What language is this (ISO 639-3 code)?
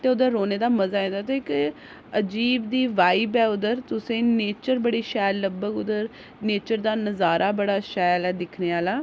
doi